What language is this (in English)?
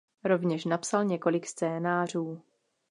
Czech